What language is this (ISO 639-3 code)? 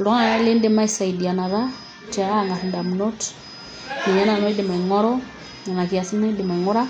mas